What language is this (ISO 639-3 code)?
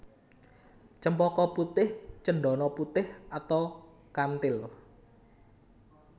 jav